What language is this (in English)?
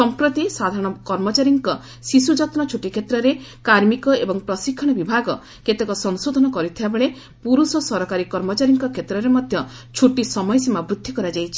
Odia